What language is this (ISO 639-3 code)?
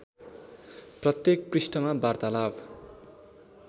nep